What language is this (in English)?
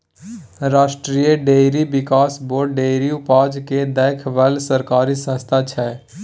Maithili